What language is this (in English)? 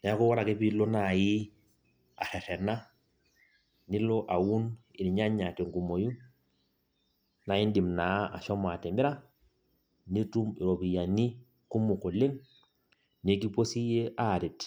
Masai